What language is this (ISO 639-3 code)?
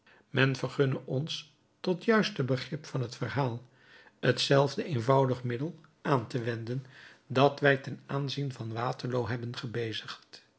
nld